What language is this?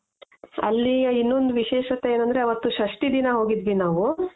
Kannada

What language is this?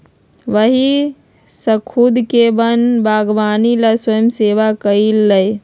Magahi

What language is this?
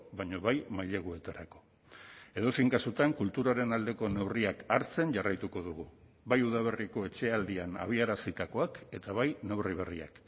Basque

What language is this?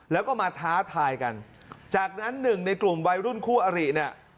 Thai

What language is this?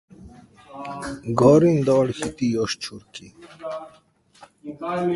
Slovenian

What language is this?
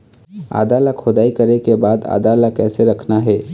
Chhattisgarhi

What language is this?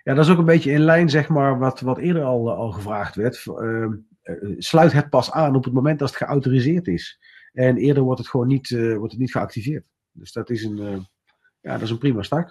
Dutch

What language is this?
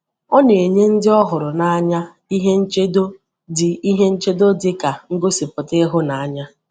Igbo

